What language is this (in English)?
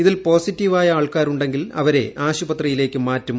Malayalam